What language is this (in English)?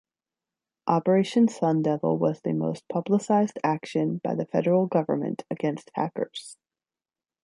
English